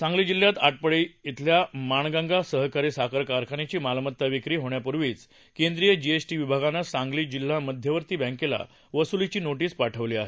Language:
Marathi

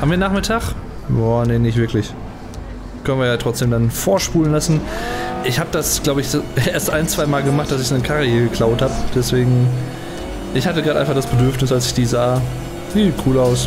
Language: German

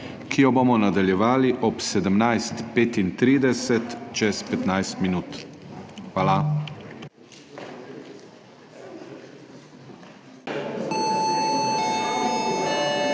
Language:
Slovenian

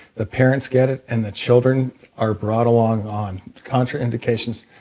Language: English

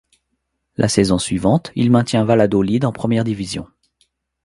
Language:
French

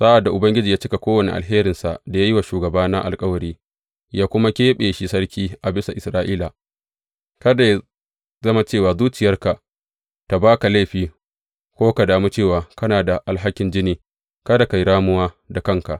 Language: Hausa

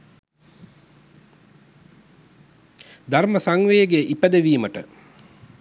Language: Sinhala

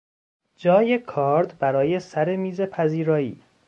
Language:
Persian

